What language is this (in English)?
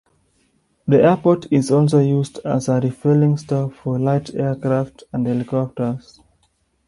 English